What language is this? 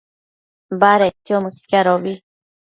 Matsés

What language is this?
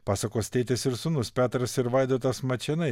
Lithuanian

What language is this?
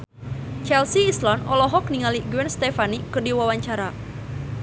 Sundanese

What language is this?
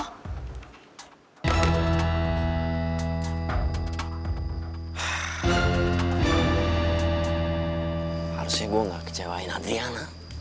Indonesian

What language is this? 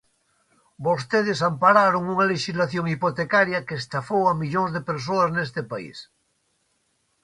Galician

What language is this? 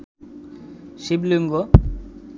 Bangla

